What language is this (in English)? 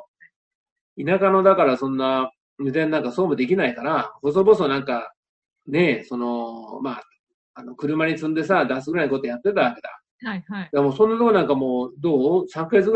Japanese